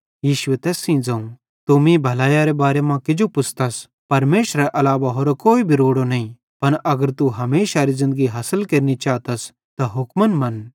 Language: Bhadrawahi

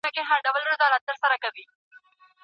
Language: Pashto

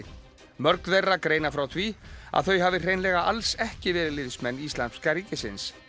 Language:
Icelandic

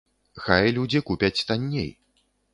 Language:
Belarusian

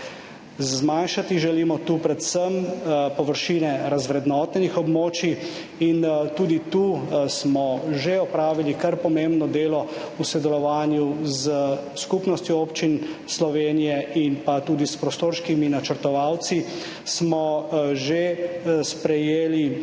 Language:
Slovenian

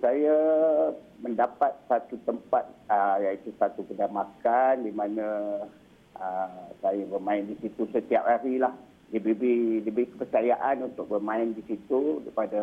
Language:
Malay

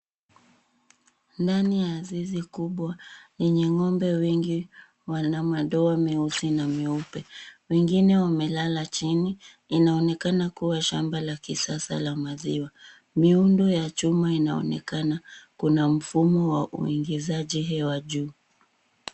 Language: Swahili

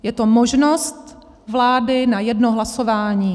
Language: Czech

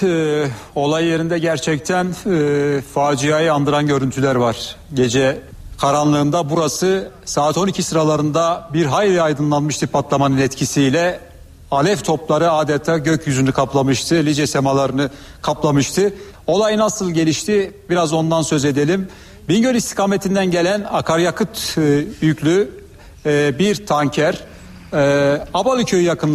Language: Turkish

